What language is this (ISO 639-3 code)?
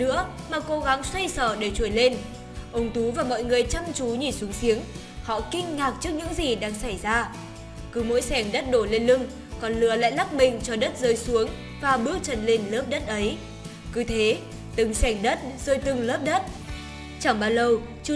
vie